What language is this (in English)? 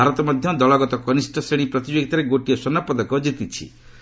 Odia